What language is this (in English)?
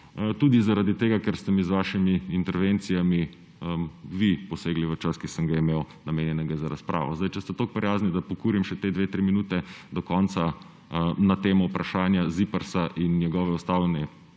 Slovenian